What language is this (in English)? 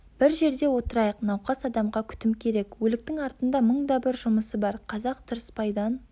Kazakh